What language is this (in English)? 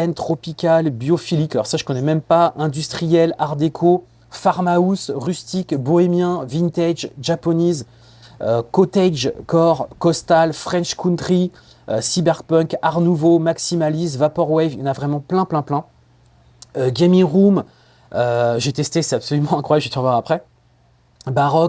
French